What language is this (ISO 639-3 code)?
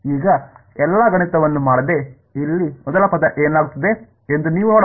kan